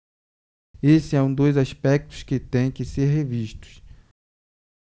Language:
Portuguese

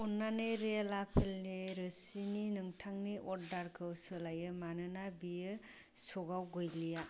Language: Bodo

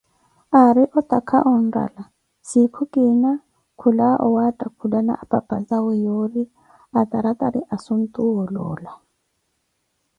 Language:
Koti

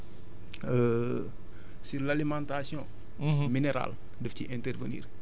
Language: Wolof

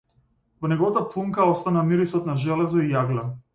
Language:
Macedonian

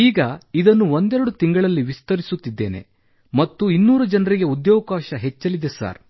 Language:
Kannada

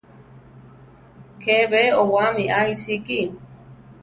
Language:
Central Tarahumara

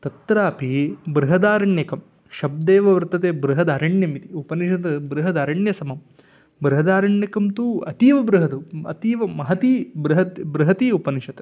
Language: Sanskrit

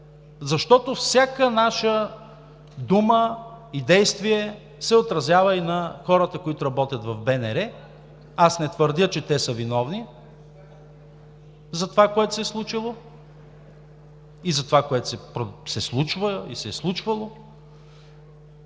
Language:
Bulgarian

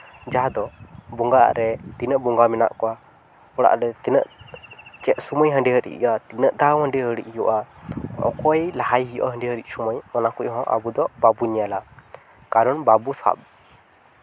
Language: Santali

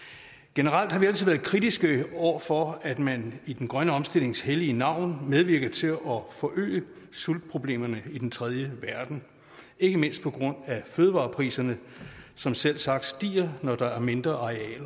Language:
Danish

